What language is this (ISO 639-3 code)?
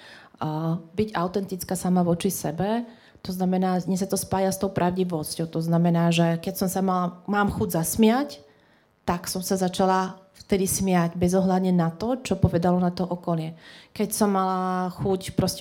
slk